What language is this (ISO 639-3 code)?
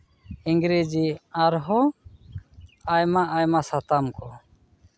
sat